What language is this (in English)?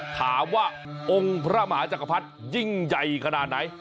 Thai